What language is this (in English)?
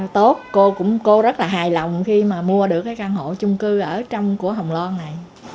Vietnamese